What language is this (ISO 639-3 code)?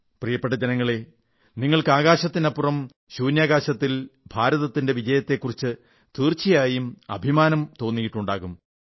mal